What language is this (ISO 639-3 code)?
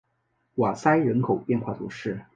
zho